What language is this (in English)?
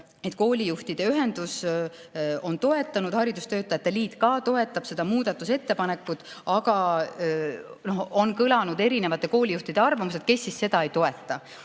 Estonian